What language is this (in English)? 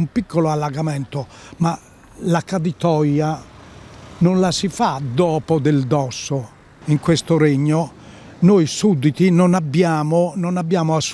Italian